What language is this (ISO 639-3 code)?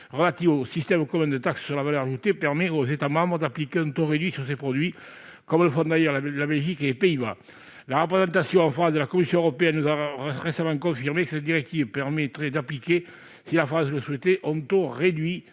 fra